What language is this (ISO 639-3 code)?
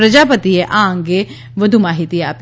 guj